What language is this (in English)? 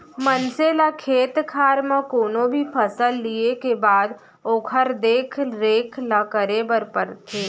Chhattisgarhi